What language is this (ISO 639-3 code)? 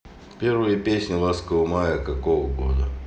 rus